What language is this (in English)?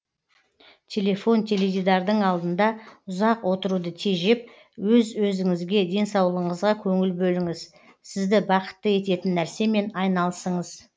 Kazakh